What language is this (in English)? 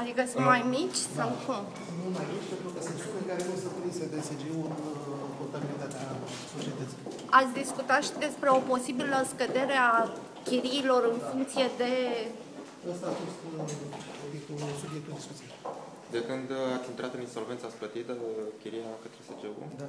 Romanian